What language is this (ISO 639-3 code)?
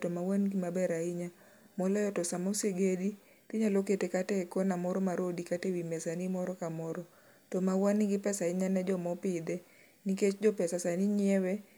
luo